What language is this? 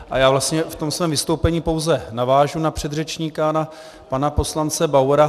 Czech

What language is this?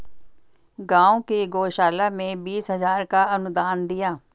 Hindi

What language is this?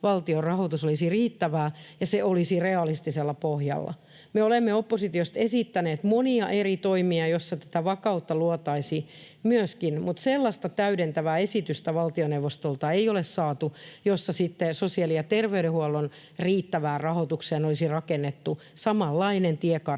Finnish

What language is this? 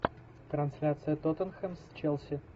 Russian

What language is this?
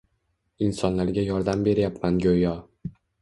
Uzbek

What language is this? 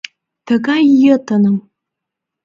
Mari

